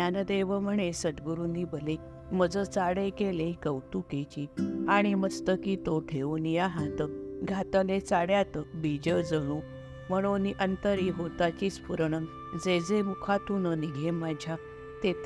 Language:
Marathi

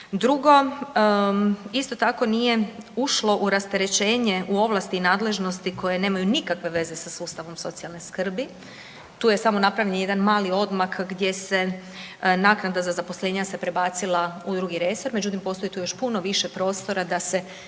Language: Croatian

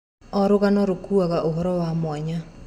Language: Kikuyu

